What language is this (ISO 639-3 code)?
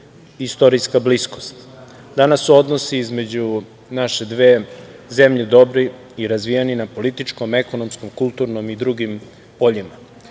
srp